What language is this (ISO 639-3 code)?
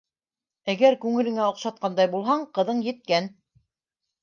bak